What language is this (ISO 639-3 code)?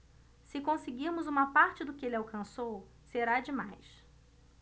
por